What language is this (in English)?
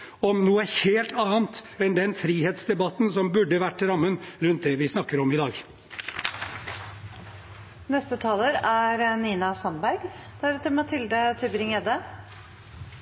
Norwegian Bokmål